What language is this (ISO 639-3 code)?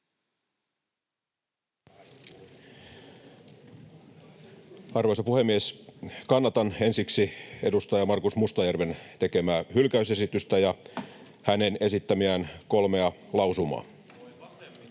fin